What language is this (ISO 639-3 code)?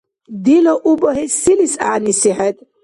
dar